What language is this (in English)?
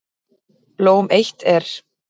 Icelandic